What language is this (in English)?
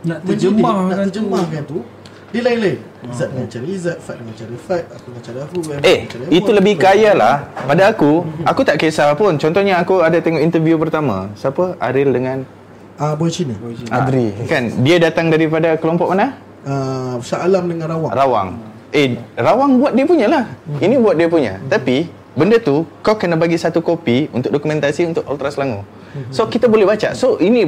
Malay